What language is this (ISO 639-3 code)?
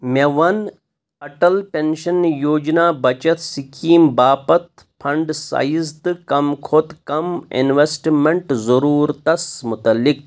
kas